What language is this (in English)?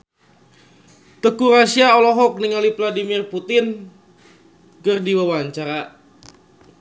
Sundanese